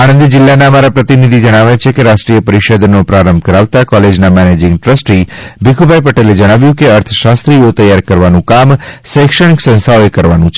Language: Gujarati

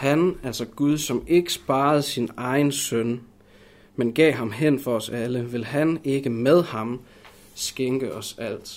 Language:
Danish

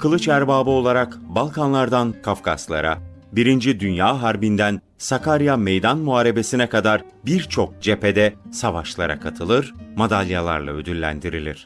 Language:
Turkish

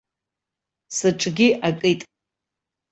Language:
Abkhazian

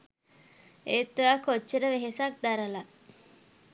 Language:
Sinhala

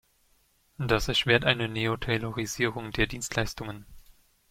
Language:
German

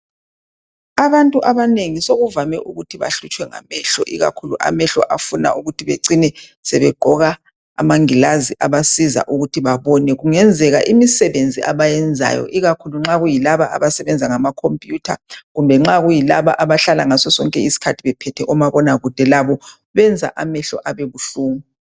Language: North Ndebele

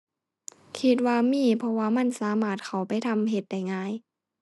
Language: Thai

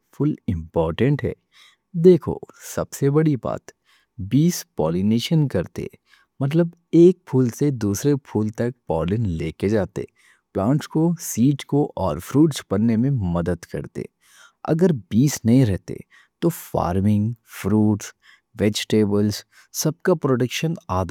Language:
Deccan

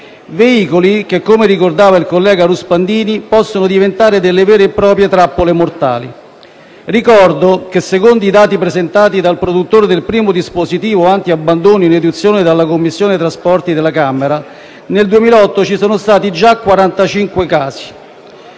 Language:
Italian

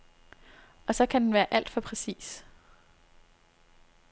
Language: Danish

